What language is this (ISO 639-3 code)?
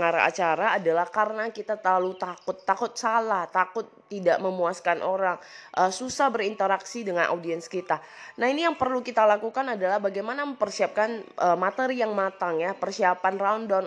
ind